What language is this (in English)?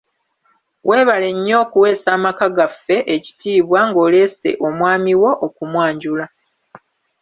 Ganda